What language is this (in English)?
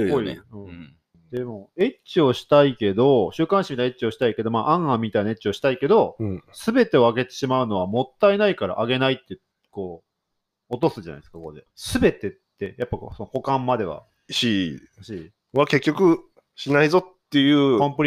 Japanese